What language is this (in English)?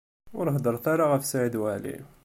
Kabyle